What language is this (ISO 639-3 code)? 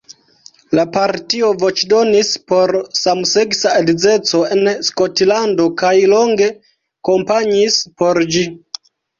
epo